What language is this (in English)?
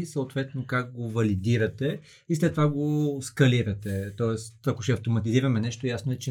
Bulgarian